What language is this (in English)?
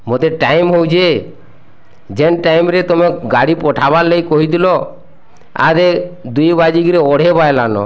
Odia